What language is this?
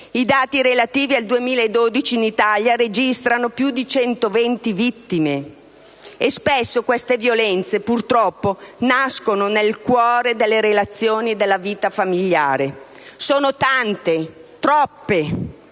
Italian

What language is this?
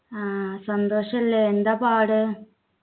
Malayalam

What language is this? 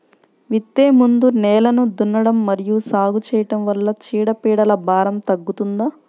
Telugu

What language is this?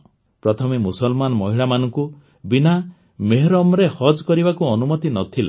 Odia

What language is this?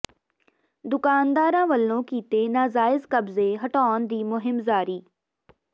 Punjabi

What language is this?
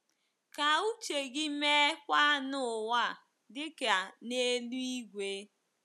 Igbo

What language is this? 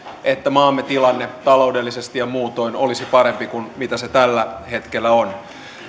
Finnish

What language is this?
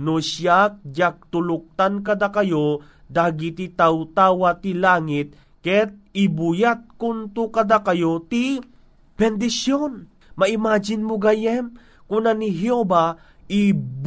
Filipino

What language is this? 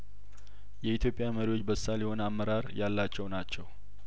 Amharic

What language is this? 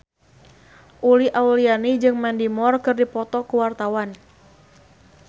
Sundanese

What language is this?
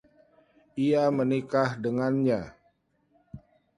Indonesian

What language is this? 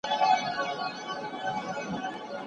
Pashto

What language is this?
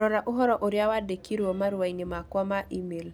Kikuyu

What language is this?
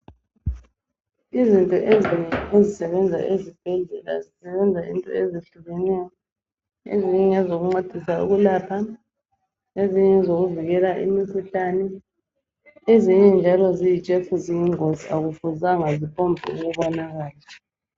North Ndebele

